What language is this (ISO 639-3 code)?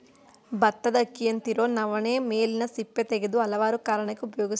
kan